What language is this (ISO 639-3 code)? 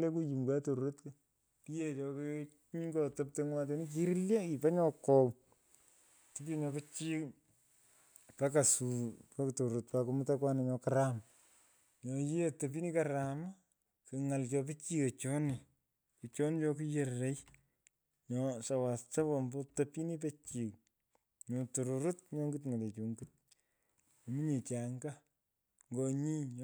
pko